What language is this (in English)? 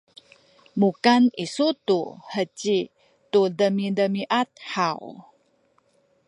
Sakizaya